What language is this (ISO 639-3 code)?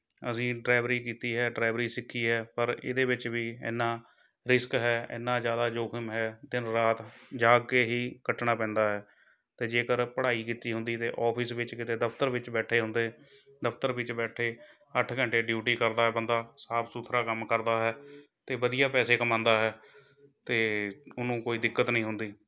pan